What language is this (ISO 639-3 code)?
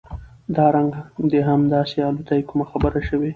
pus